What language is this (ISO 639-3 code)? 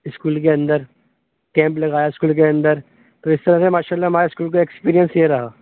urd